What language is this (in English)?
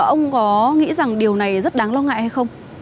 Vietnamese